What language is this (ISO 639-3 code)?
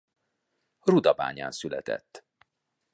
hun